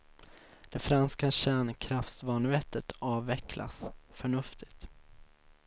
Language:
Swedish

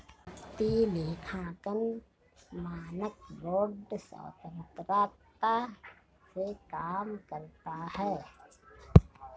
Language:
Hindi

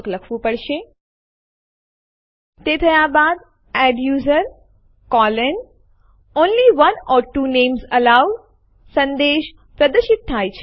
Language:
Gujarati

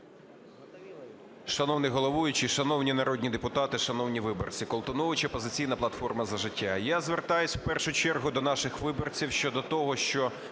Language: Ukrainian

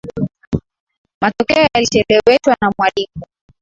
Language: Swahili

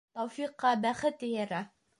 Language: Bashkir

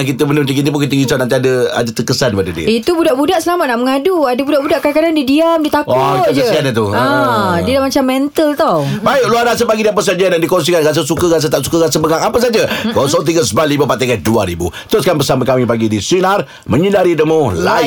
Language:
Malay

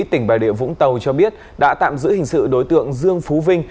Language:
Vietnamese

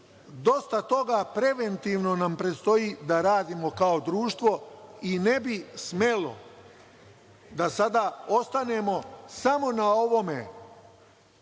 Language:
Serbian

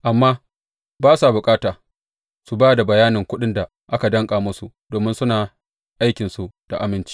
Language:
Hausa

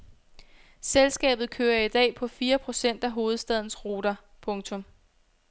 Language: Danish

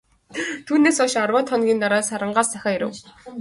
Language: Mongolian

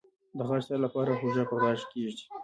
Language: Pashto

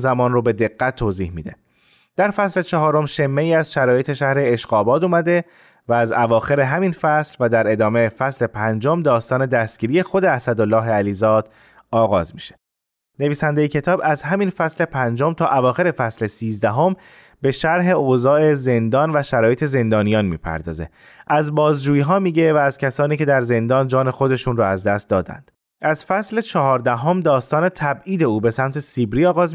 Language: Persian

